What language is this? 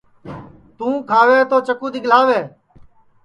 Sansi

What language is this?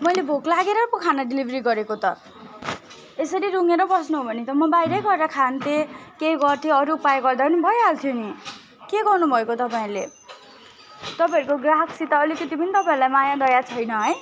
Nepali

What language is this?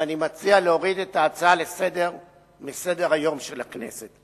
Hebrew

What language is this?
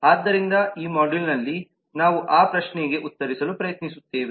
Kannada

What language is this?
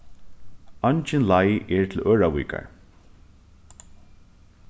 Faroese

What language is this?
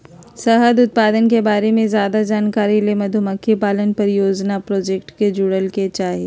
Magahi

